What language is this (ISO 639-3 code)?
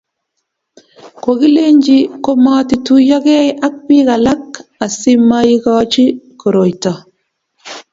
kln